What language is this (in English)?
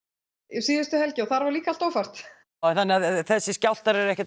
Icelandic